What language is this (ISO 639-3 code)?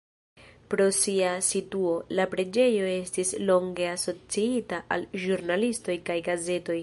epo